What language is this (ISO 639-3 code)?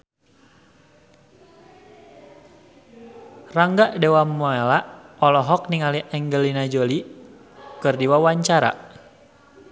sun